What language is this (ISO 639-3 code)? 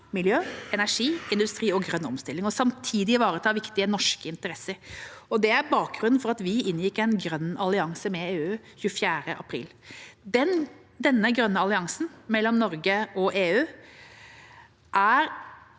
nor